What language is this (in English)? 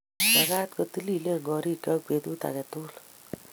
Kalenjin